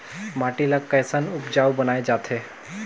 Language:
Chhattisgarhi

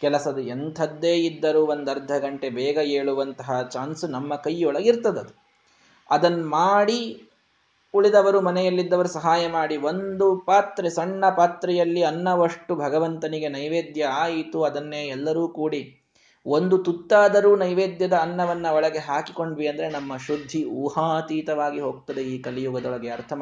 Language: Kannada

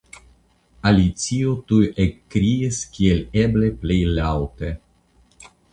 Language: Esperanto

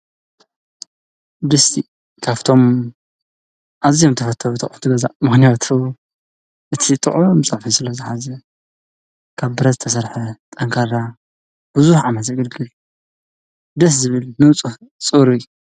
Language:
Tigrinya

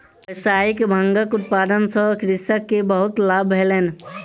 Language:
Maithili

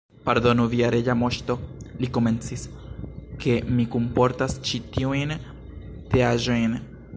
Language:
Esperanto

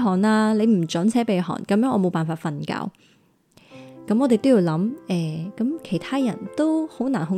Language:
Chinese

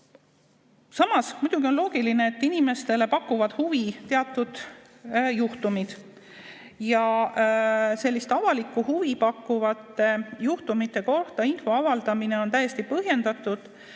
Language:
Estonian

